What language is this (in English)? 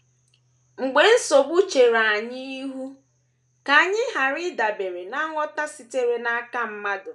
Igbo